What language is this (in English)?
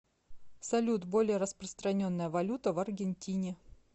Russian